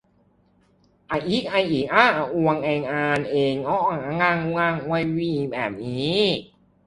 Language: Thai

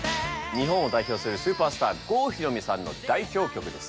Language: Japanese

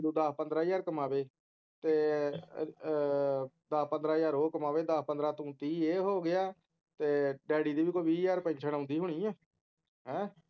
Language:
Punjabi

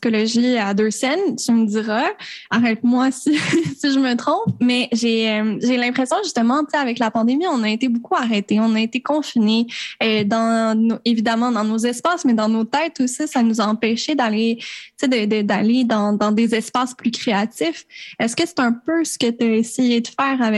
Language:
French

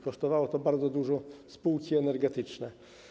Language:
Polish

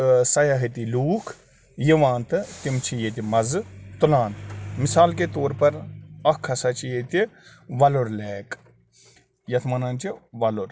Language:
Kashmiri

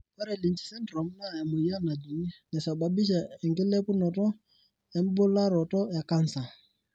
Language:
Masai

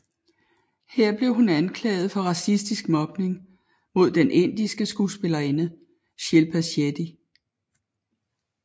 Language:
Danish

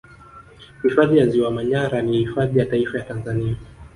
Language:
Swahili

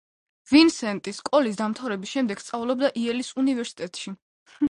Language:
Georgian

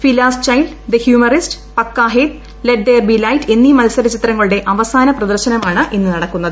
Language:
Malayalam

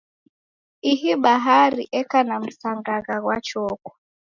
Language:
Taita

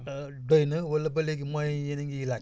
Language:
Wolof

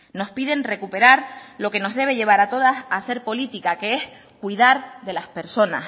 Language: Spanish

